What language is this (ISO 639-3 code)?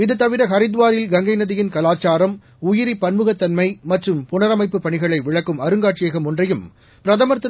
tam